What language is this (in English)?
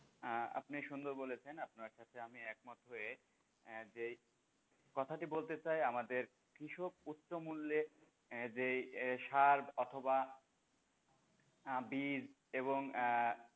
Bangla